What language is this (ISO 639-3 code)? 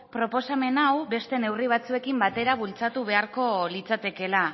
eus